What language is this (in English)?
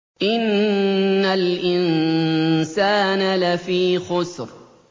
Arabic